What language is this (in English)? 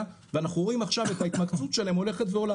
Hebrew